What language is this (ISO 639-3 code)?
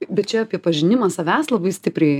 lit